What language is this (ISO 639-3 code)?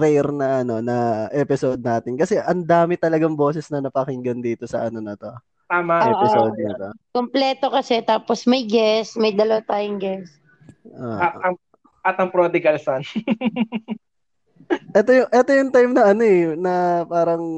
fil